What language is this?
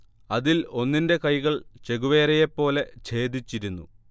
Malayalam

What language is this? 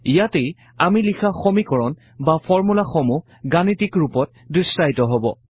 Assamese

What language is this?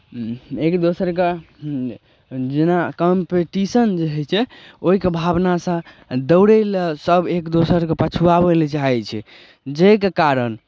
Maithili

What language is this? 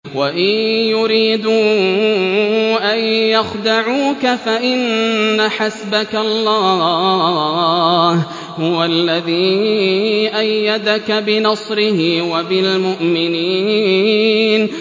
Arabic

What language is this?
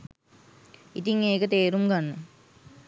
Sinhala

